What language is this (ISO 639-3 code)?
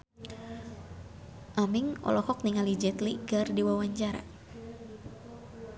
sun